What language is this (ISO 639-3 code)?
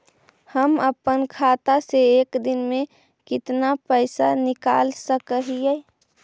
mag